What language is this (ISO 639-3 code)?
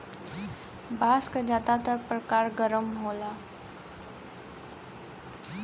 bho